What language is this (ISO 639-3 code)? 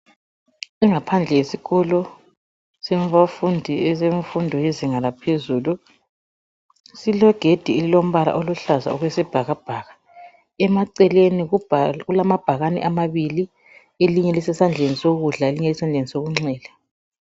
nde